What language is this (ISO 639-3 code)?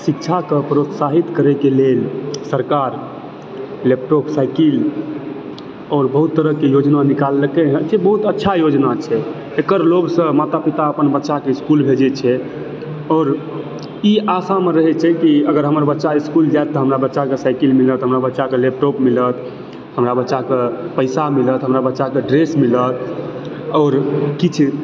mai